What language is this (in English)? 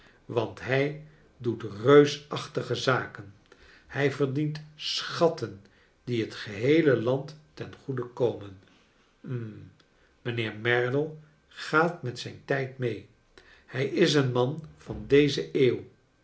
Dutch